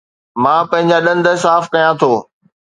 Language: Sindhi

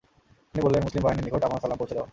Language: Bangla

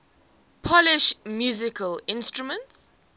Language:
English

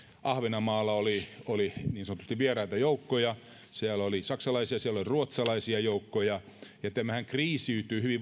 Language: Finnish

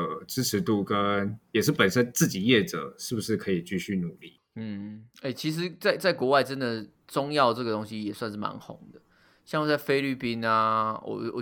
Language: Chinese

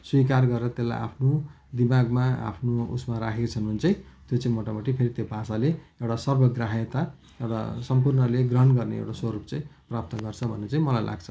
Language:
Nepali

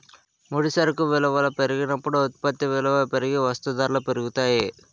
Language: Telugu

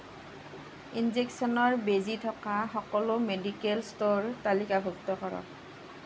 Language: Assamese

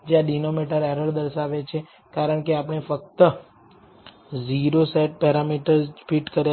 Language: Gujarati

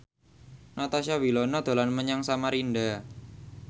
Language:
Javanese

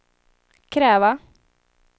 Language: Swedish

